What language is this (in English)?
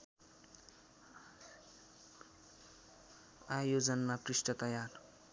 Nepali